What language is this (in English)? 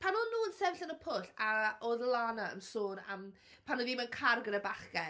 Welsh